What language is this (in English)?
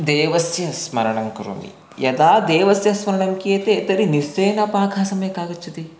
Sanskrit